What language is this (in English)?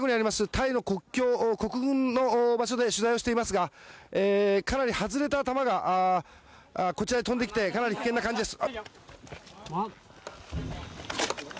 Japanese